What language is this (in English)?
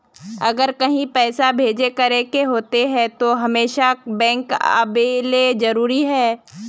Magahi